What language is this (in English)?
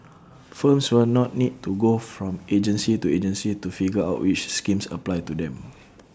English